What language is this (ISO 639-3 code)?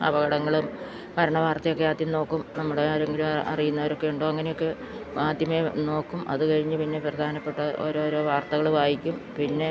mal